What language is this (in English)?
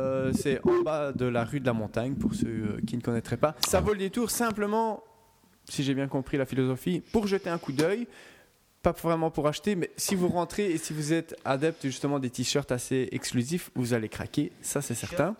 French